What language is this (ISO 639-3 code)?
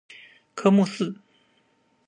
zho